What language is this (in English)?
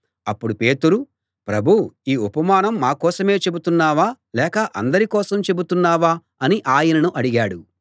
Telugu